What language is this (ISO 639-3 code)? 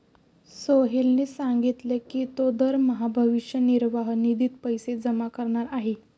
mar